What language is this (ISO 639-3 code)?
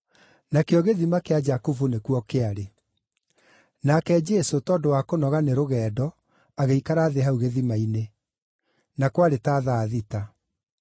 kik